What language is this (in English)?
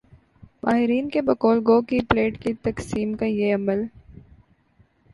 Urdu